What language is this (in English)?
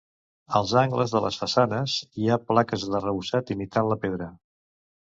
Catalan